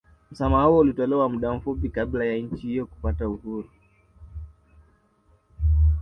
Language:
Swahili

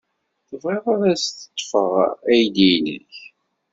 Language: Kabyle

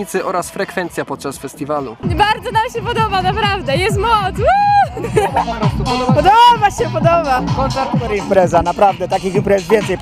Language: Polish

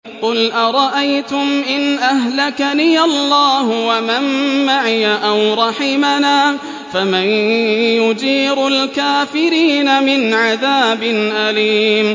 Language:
Arabic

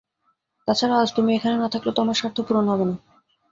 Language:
Bangla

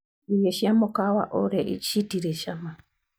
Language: Kikuyu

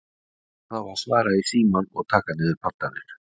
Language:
Icelandic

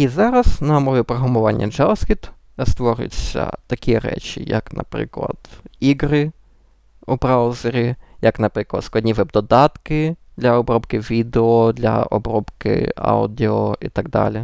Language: Ukrainian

